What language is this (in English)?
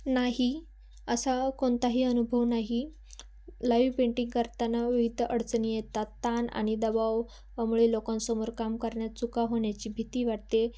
Marathi